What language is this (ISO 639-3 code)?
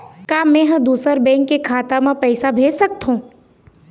hne